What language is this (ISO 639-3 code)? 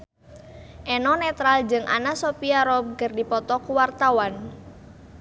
sun